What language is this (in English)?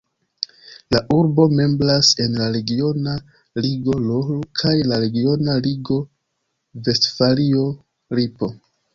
Esperanto